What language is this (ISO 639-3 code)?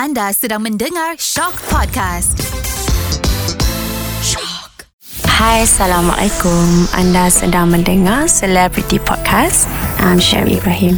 msa